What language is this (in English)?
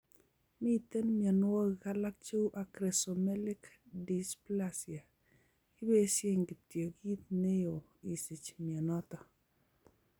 Kalenjin